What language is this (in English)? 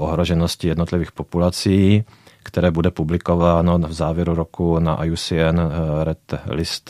Czech